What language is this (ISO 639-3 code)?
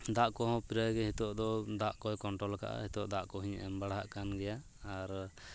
sat